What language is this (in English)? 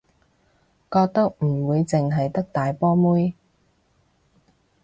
Cantonese